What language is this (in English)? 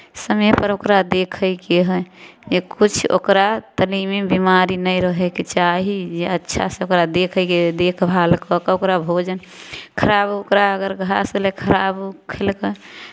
Maithili